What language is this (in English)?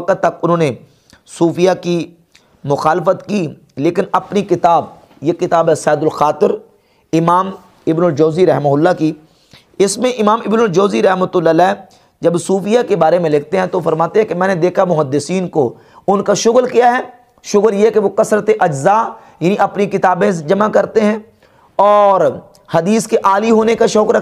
Urdu